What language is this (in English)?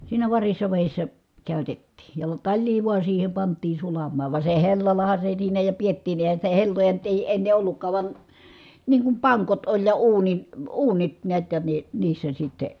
Finnish